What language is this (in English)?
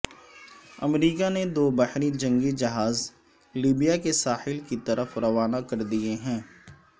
Urdu